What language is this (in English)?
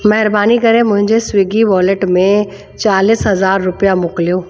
Sindhi